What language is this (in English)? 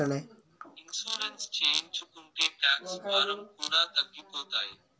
Telugu